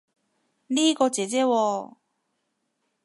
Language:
Cantonese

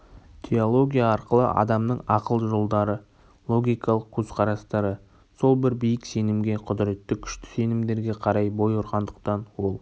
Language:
Kazakh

